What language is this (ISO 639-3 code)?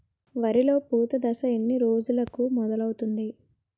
tel